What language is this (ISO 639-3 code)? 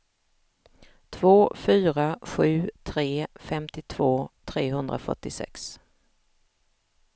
swe